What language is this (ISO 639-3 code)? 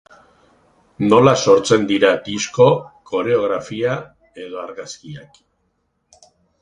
eus